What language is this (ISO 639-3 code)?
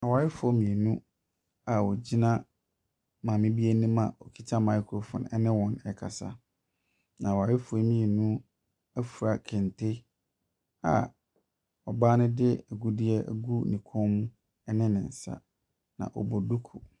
aka